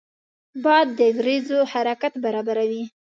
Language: Pashto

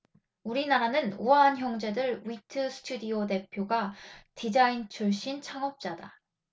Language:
Korean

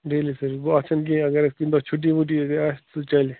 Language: Kashmiri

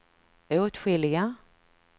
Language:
Swedish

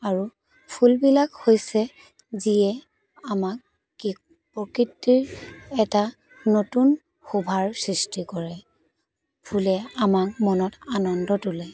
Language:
Assamese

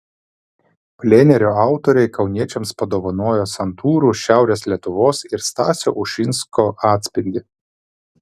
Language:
Lithuanian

